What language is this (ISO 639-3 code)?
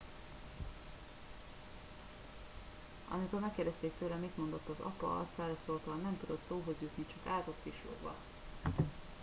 hun